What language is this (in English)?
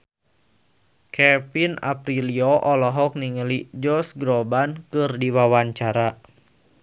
Sundanese